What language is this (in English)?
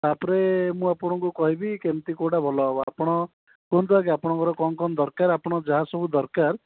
Odia